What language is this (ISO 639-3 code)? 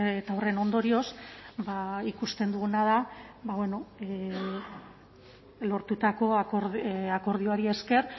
eus